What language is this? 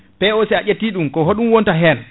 Fula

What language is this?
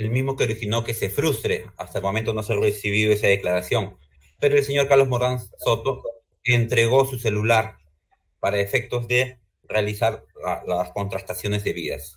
Spanish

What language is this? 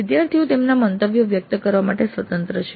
Gujarati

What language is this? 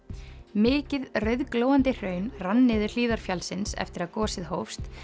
Icelandic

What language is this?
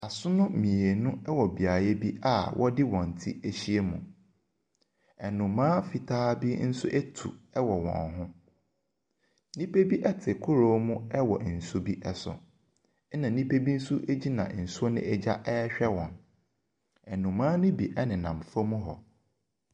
Akan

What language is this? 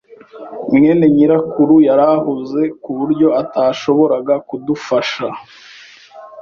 Kinyarwanda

